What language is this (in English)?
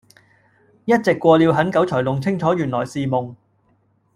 Cantonese